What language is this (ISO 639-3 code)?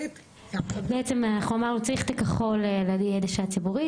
heb